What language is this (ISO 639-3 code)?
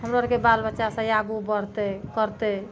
mai